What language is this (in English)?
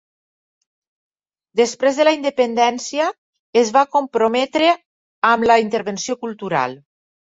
Catalan